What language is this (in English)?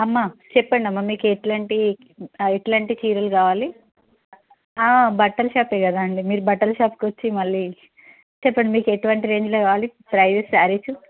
Telugu